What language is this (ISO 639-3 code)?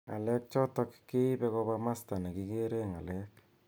kln